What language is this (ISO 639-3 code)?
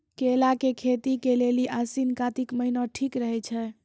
mai